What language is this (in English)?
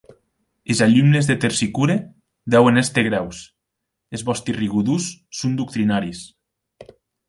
Occitan